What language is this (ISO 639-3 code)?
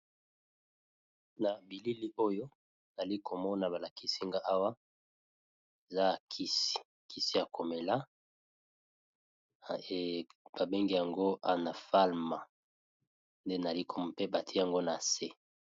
lin